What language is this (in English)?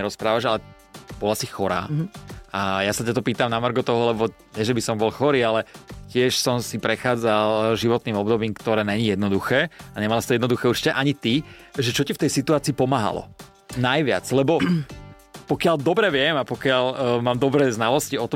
Slovak